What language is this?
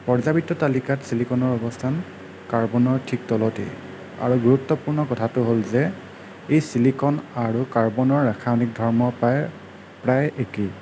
Assamese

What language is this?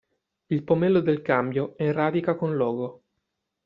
Italian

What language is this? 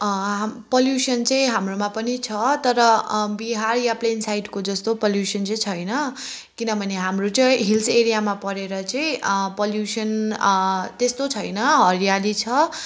Nepali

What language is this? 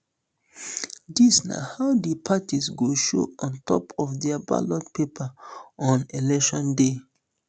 Nigerian Pidgin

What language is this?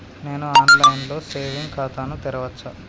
Telugu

